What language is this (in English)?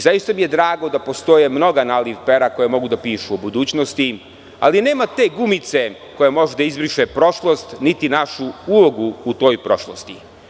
Serbian